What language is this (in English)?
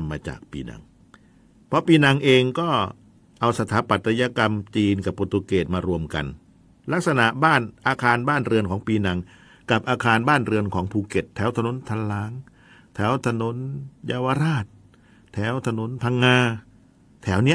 Thai